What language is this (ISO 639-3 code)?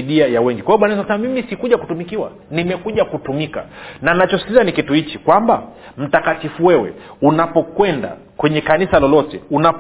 swa